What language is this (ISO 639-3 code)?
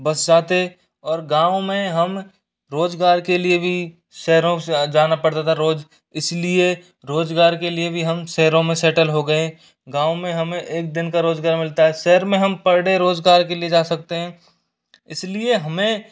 hin